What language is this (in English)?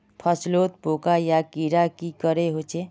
Magahi